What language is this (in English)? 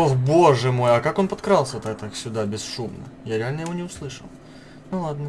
Russian